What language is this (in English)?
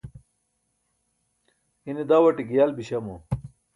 Burushaski